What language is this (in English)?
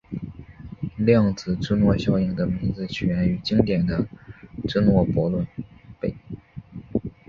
Chinese